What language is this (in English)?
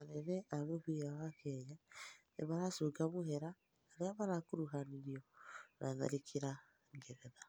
Kikuyu